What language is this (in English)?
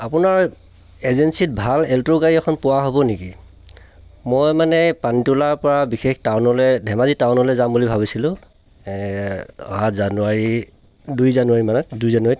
Assamese